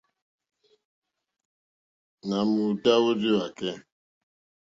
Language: Mokpwe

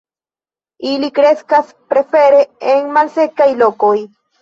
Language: Esperanto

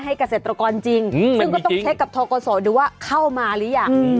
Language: Thai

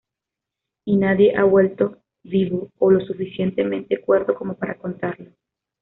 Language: Spanish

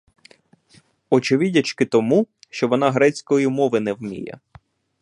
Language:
Ukrainian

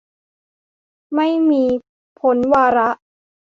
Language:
Thai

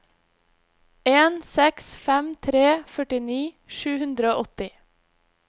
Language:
Norwegian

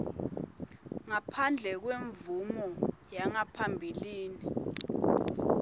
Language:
Swati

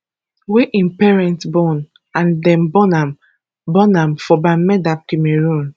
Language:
Nigerian Pidgin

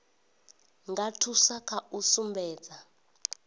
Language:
Venda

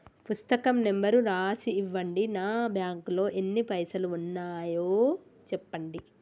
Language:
Telugu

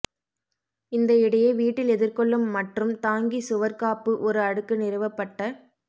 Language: Tamil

